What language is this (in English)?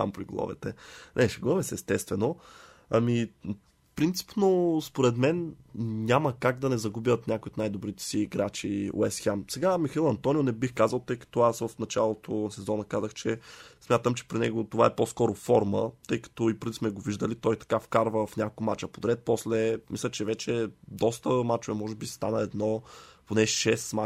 Bulgarian